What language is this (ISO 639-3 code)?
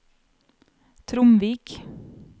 nor